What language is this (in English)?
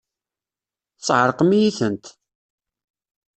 Kabyle